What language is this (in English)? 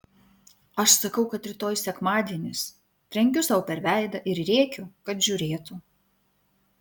Lithuanian